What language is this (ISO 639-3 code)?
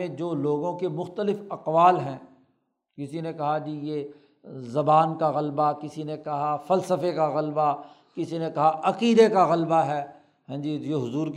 urd